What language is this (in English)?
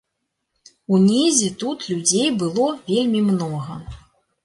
Belarusian